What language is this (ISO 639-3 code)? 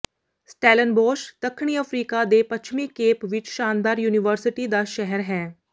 pan